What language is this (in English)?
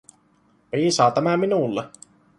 Finnish